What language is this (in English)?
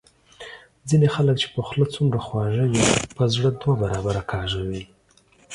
Pashto